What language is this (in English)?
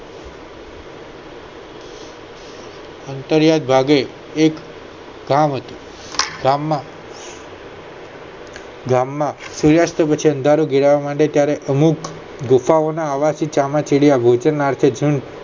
Gujarati